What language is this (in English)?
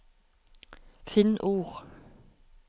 Norwegian